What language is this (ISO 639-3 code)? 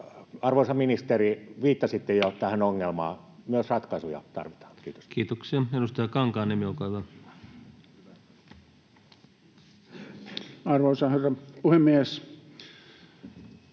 fin